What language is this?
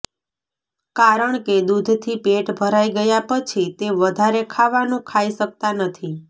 Gujarati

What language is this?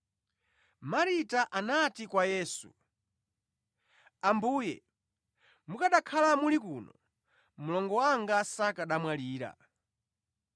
Nyanja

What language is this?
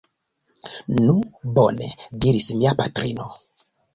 Esperanto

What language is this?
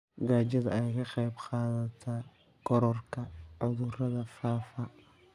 Somali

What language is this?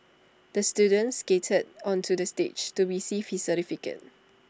English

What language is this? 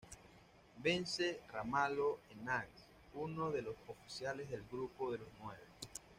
Spanish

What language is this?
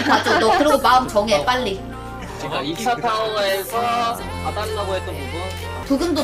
Korean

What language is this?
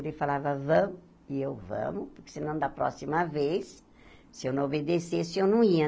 Portuguese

